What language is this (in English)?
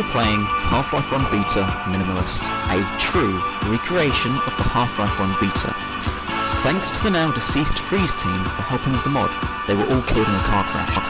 English